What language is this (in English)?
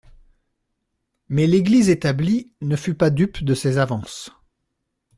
French